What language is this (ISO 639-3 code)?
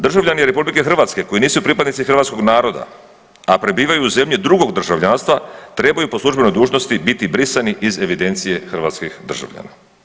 hrv